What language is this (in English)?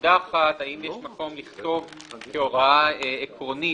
Hebrew